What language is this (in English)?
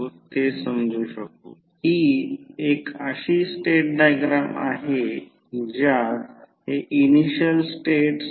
Marathi